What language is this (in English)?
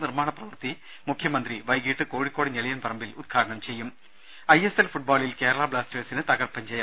Malayalam